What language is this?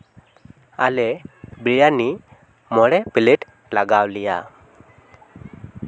Santali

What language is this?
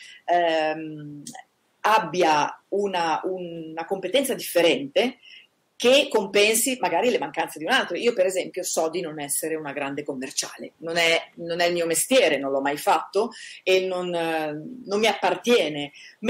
Italian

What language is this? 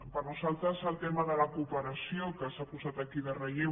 Catalan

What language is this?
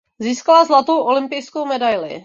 Czech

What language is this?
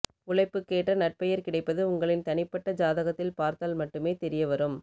Tamil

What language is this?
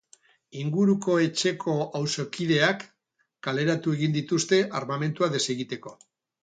Basque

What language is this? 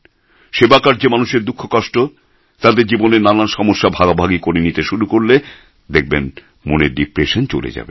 Bangla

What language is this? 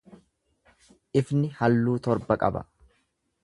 Oromo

